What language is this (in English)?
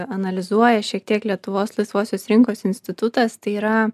Lithuanian